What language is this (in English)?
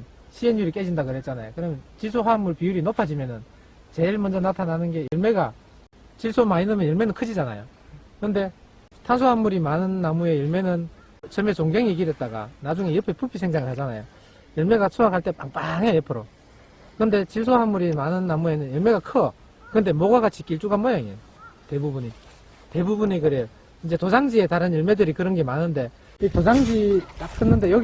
Korean